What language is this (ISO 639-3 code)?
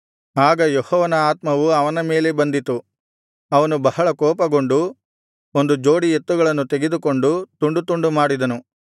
kan